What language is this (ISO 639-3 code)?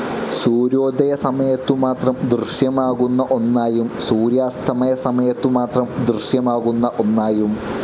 mal